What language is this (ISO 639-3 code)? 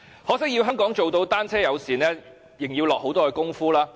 yue